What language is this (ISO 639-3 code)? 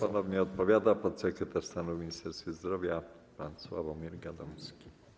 pol